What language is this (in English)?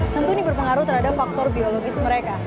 Indonesian